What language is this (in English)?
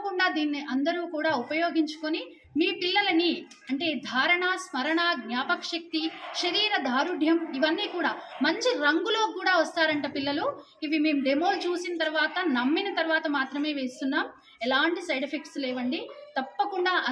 Telugu